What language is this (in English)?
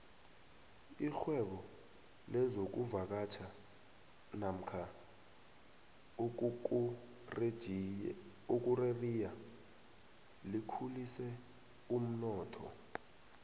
South Ndebele